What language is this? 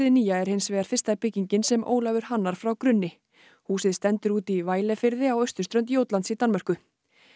Icelandic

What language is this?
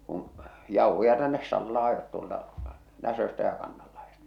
Finnish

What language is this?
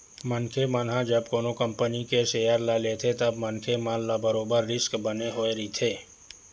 Chhattisgarhi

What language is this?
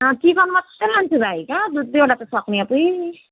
Nepali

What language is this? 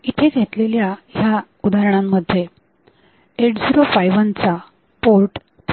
Marathi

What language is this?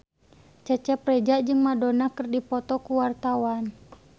Sundanese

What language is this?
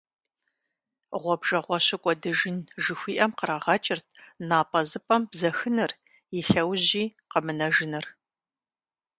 Kabardian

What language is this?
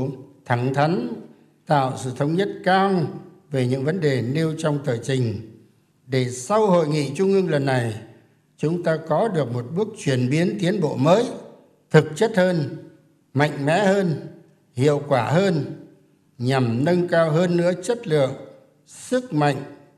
Vietnamese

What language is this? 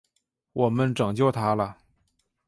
Chinese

